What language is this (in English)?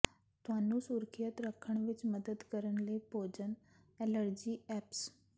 Punjabi